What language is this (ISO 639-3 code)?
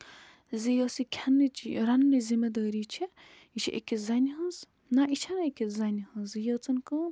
kas